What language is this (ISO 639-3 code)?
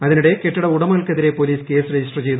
mal